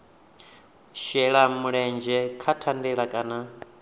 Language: Venda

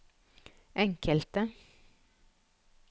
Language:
Norwegian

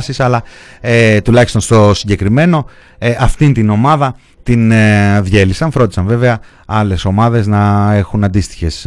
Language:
Greek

